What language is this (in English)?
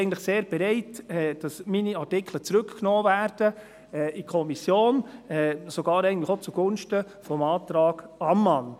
Swiss German